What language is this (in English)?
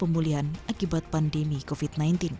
Indonesian